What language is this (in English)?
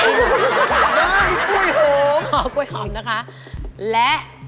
Thai